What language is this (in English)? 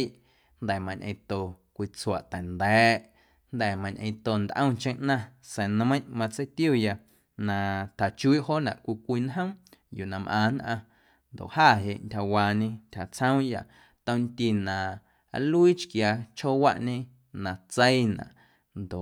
Guerrero Amuzgo